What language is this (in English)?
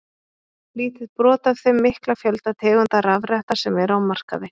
Icelandic